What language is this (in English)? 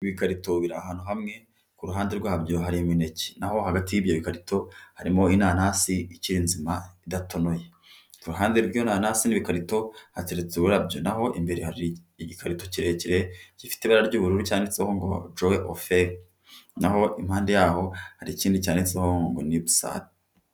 Kinyarwanda